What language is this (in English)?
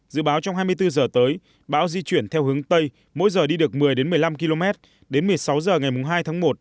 Vietnamese